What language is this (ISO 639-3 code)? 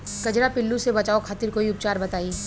bho